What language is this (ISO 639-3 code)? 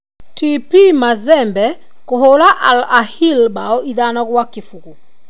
kik